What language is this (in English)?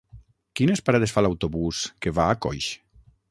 Catalan